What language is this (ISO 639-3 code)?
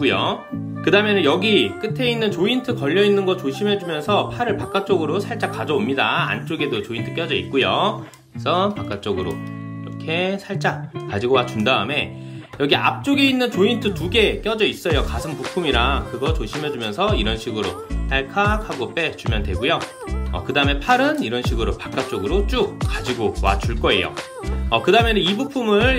kor